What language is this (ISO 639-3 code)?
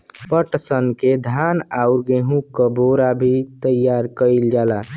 bho